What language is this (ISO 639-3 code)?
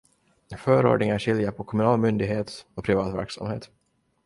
swe